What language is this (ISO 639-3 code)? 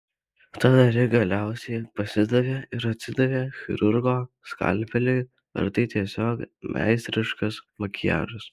lit